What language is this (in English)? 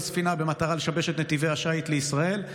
Hebrew